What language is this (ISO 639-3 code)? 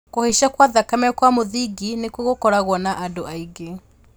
kik